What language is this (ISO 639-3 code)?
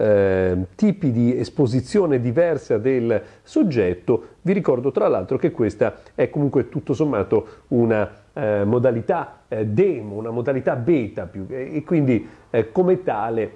ita